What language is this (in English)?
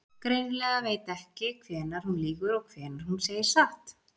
Icelandic